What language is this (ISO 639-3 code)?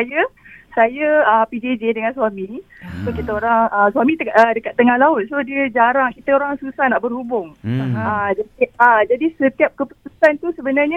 msa